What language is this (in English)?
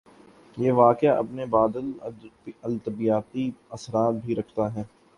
Urdu